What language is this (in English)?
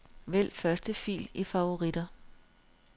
Danish